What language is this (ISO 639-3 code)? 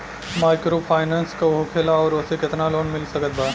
bho